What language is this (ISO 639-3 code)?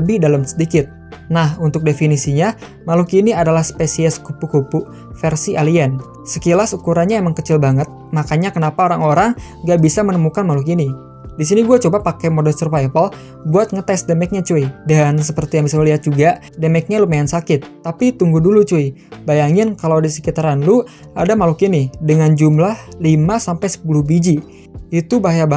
ind